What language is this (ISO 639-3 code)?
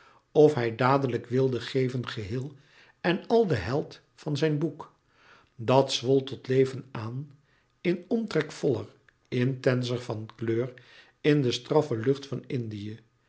nld